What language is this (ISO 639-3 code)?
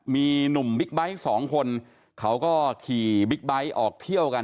tha